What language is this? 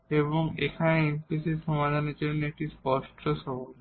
Bangla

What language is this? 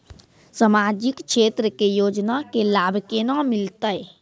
Maithili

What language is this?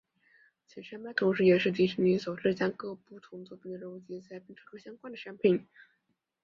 Chinese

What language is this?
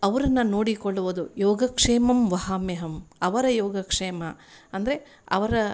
Kannada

